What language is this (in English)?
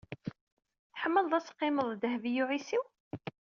Kabyle